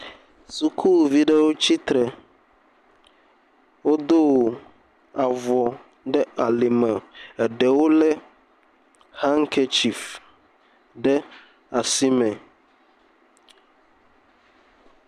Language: Ewe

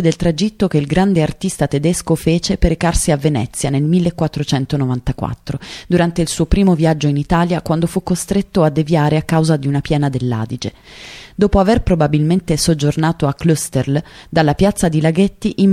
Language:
Italian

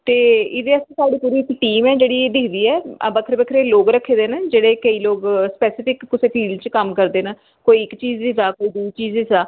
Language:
Dogri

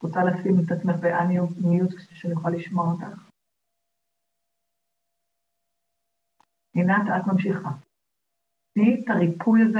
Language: Hebrew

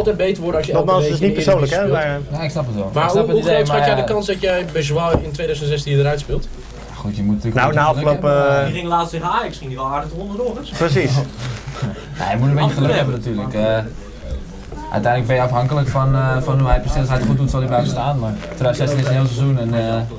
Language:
Dutch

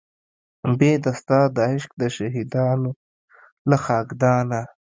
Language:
Pashto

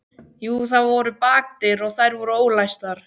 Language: Icelandic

